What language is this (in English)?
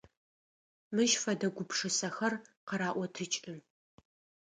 Adyghe